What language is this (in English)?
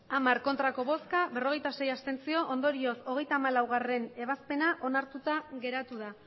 Basque